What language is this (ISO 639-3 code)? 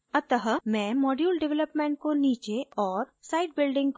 hin